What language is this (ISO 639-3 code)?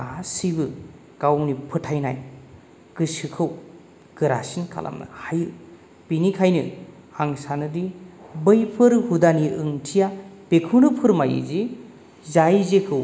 brx